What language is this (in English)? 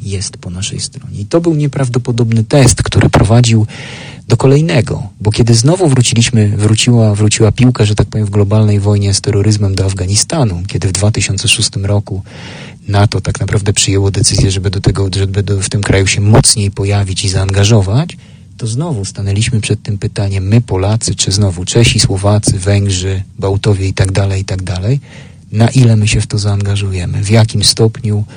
Polish